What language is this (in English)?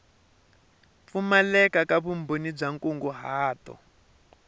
Tsonga